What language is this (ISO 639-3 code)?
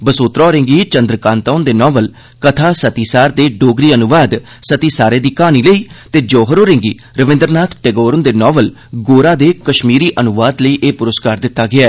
doi